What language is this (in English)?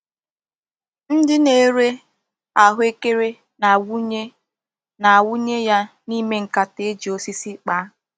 Igbo